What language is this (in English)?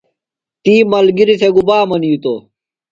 Phalura